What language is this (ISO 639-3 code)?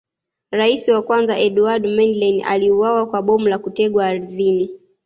swa